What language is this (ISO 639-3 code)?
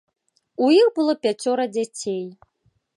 bel